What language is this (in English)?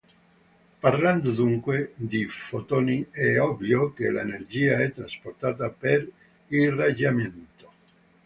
Italian